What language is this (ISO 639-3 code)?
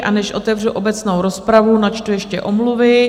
ces